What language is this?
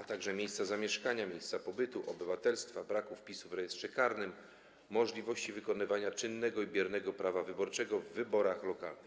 Polish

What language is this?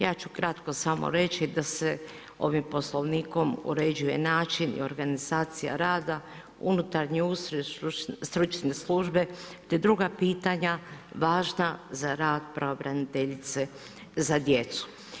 Croatian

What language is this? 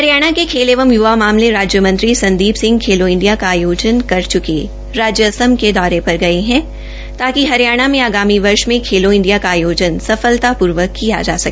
Hindi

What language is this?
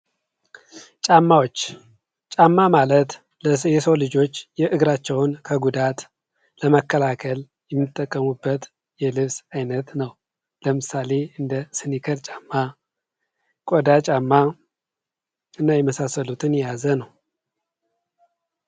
Amharic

